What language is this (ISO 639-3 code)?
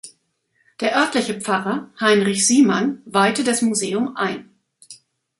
deu